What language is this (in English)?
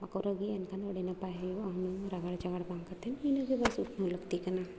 Santali